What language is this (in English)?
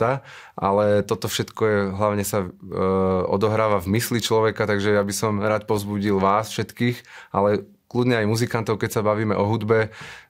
Slovak